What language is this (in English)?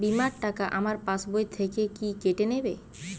Bangla